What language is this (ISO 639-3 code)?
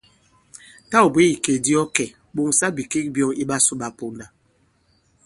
abb